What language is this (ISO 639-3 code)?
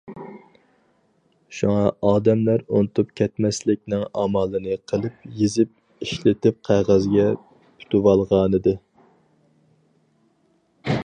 uig